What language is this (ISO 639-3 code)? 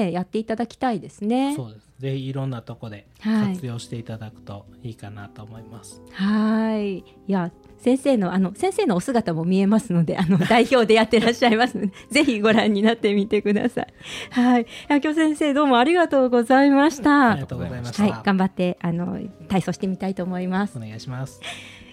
jpn